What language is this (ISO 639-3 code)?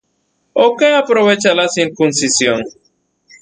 spa